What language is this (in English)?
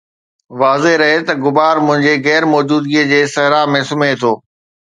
Sindhi